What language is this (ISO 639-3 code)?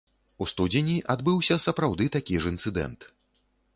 bel